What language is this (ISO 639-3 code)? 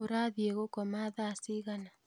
kik